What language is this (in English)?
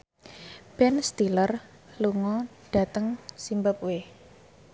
Javanese